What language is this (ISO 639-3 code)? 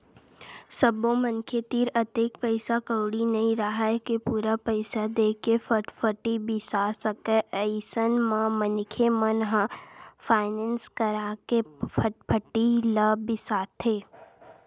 hne